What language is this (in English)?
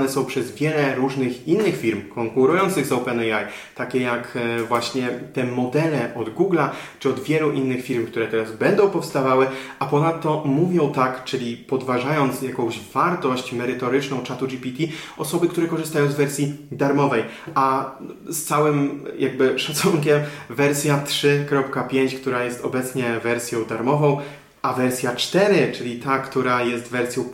Polish